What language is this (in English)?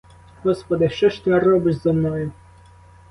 Ukrainian